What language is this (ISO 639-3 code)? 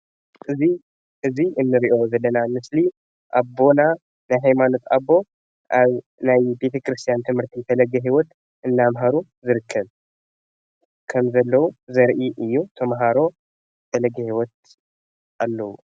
tir